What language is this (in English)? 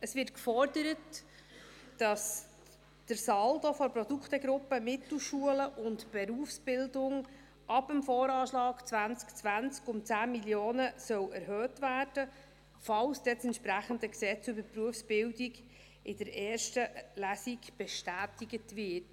Swiss German